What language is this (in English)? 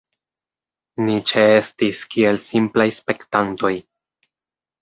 Esperanto